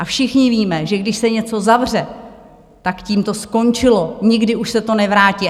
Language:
Czech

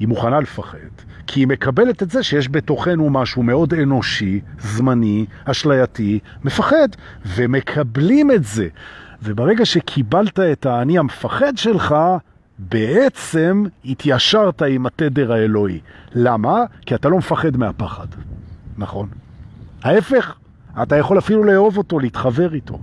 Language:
Hebrew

